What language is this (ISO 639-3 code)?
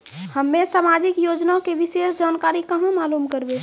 mai